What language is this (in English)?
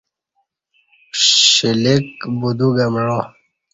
Kati